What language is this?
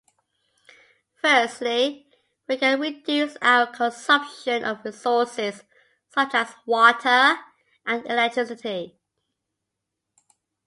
English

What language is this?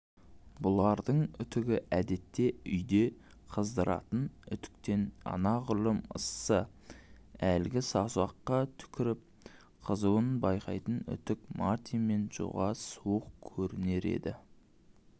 Kazakh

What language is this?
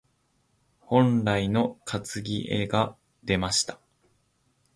Japanese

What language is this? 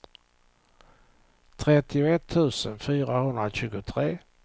Swedish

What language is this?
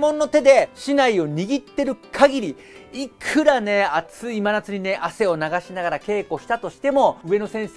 Japanese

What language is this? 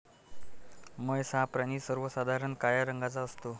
Marathi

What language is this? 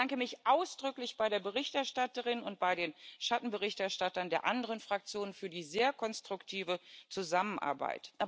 German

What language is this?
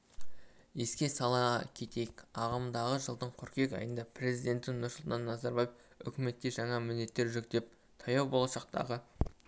Kazakh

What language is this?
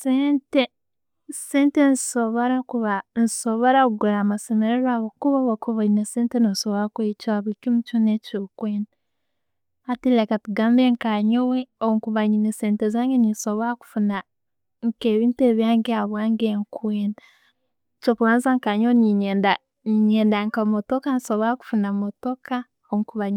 Tooro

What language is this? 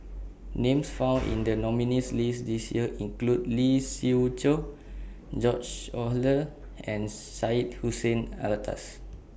English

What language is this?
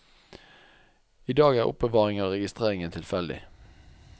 Norwegian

